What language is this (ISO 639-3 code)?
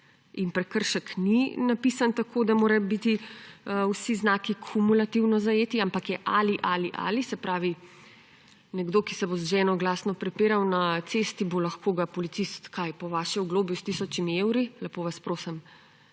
slv